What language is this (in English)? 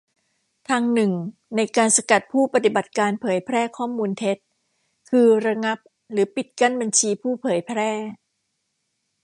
Thai